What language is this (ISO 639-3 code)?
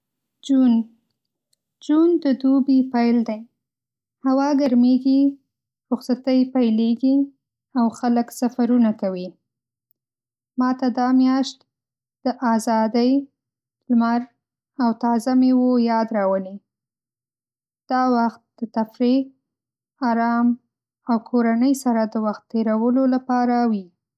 pus